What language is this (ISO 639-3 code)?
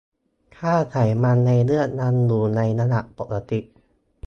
tha